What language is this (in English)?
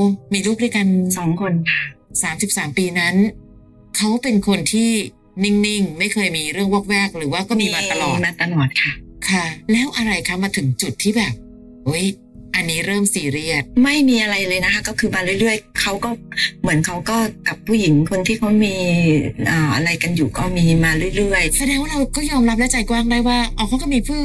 Thai